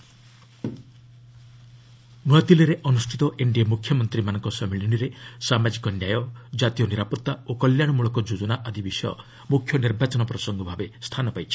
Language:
Odia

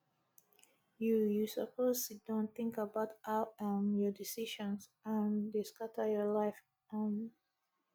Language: Nigerian Pidgin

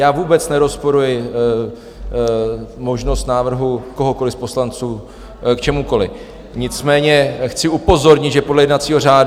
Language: Czech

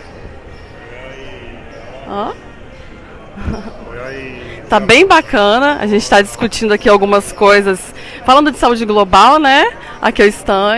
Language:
Portuguese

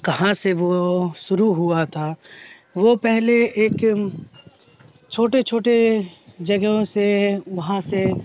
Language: Urdu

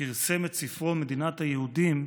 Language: Hebrew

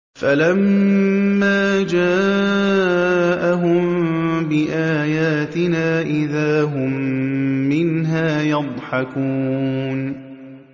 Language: Arabic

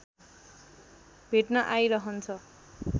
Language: Nepali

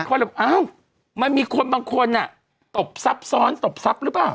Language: Thai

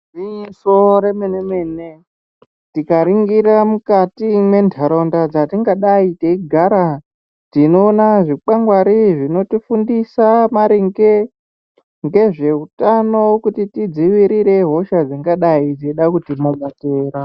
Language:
Ndau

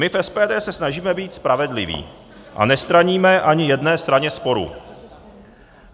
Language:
Czech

